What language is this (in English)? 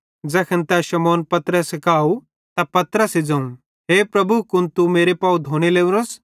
Bhadrawahi